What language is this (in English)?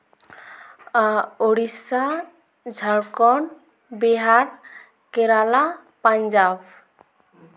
Santali